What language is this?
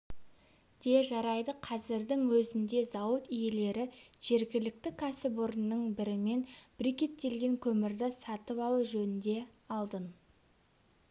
Kazakh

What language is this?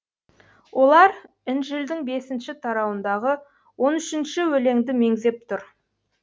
Kazakh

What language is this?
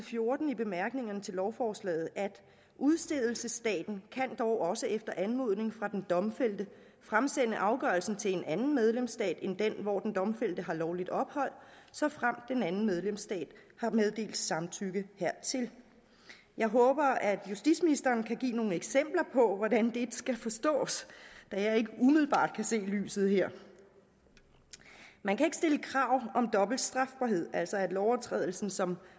Danish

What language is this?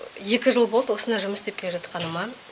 Kazakh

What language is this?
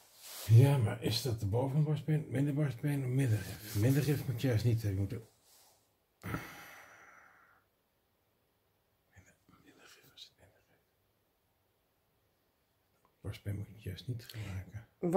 Dutch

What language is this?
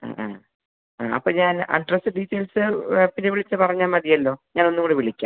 Malayalam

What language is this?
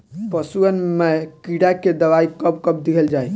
Bhojpuri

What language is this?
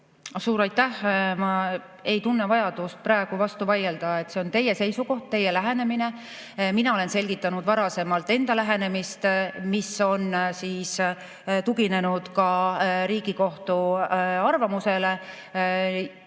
Estonian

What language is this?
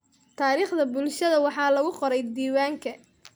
Somali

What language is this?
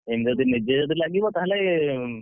Odia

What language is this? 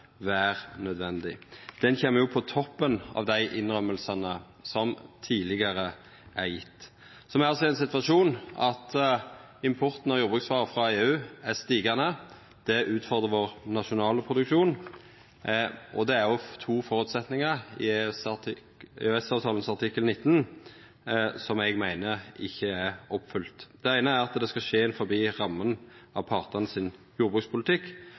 Norwegian Nynorsk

